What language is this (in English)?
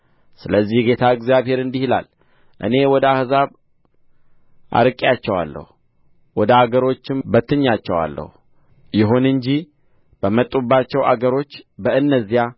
Amharic